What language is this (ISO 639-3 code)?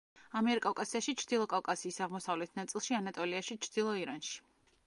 kat